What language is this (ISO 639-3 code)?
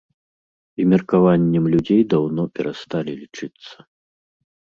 bel